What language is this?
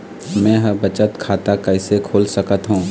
Chhattisgarhi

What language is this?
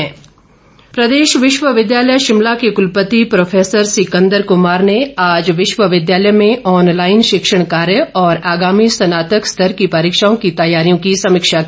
Hindi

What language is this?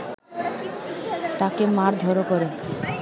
Bangla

